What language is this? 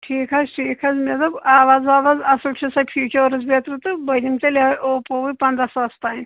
Kashmiri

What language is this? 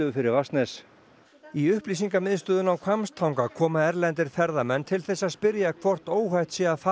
Icelandic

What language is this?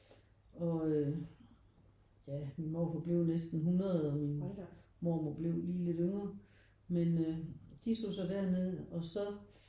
Danish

